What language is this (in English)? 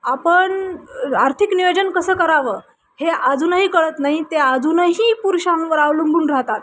Marathi